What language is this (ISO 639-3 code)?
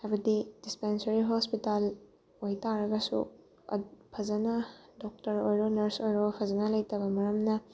mni